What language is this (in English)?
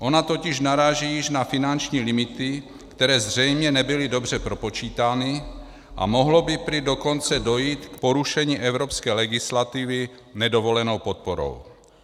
Czech